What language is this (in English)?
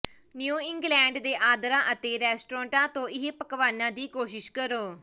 Punjabi